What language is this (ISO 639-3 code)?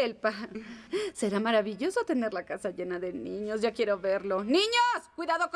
spa